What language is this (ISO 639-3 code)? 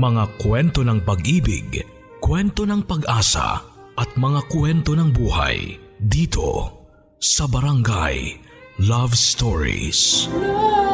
fil